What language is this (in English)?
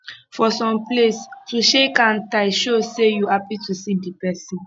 Nigerian Pidgin